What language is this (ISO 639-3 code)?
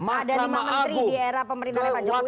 ind